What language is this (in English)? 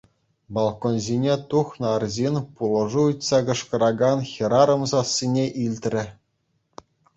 Chuvash